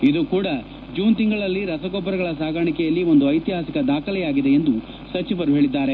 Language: Kannada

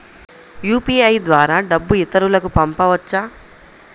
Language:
Telugu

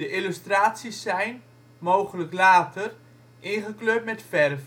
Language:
Dutch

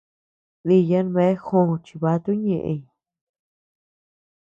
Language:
Tepeuxila Cuicatec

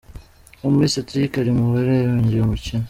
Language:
Kinyarwanda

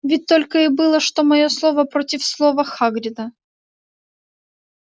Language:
Russian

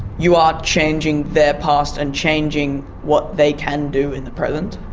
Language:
English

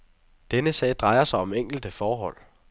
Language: Danish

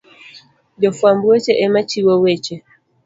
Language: Luo (Kenya and Tanzania)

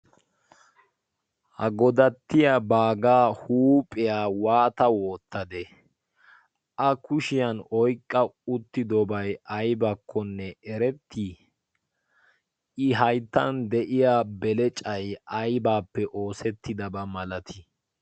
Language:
Wolaytta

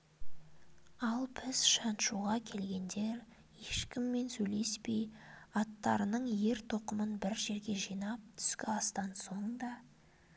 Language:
Kazakh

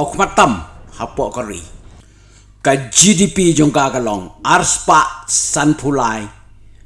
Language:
Indonesian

